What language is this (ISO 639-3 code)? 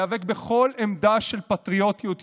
heb